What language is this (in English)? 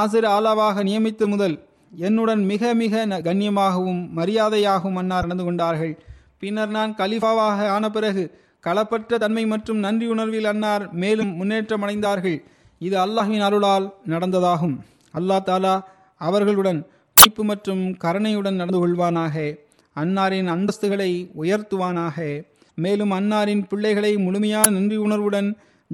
Tamil